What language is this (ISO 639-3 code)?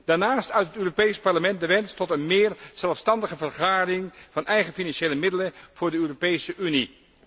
nld